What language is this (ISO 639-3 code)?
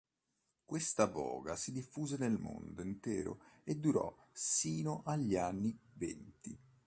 ita